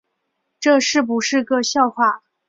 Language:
Chinese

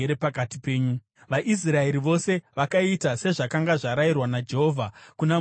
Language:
Shona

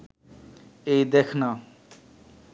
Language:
Bangla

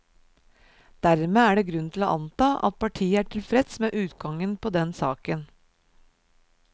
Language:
Norwegian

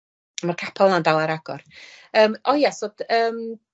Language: Welsh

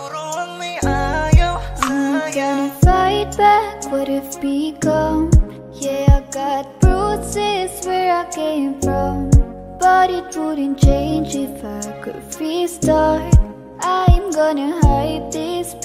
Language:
Indonesian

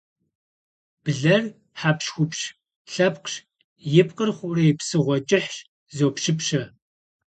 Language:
Kabardian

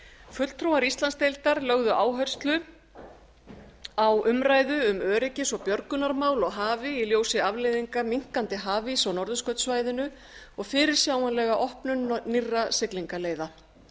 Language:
Icelandic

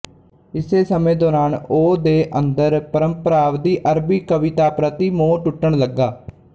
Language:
Punjabi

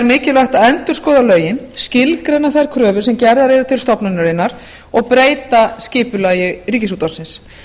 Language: Icelandic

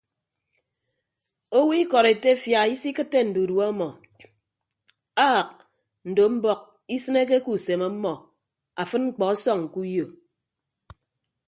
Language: Ibibio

